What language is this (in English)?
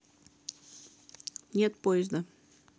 Russian